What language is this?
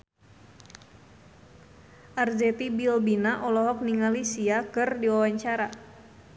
Sundanese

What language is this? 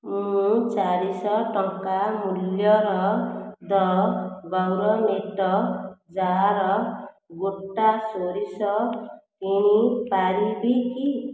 Odia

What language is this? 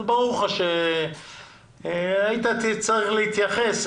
Hebrew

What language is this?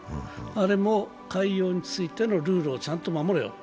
Japanese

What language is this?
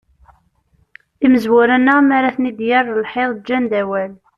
Kabyle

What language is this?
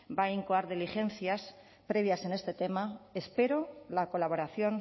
Spanish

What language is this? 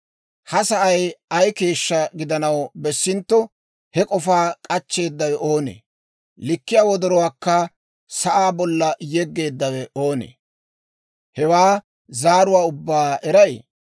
Dawro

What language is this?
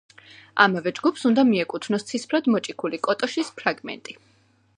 Georgian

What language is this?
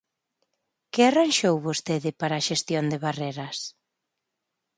Galician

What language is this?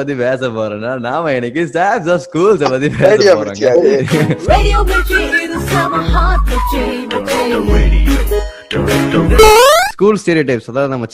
Tamil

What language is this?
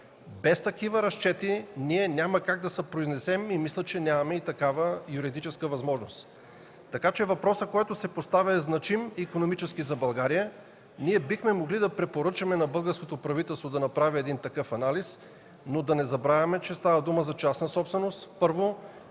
Bulgarian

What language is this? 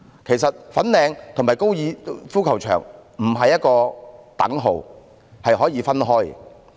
Cantonese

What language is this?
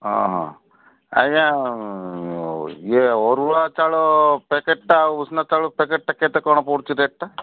Odia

